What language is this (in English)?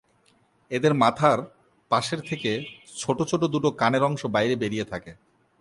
Bangla